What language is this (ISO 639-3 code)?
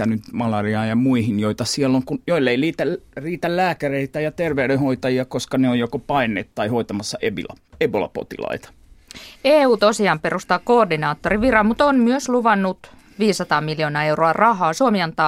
fin